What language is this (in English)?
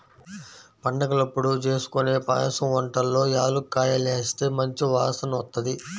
Telugu